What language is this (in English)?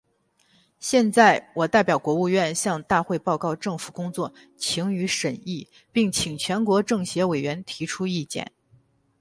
Chinese